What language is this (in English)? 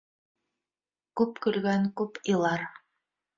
Bashkir